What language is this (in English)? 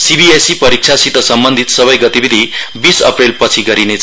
Nepali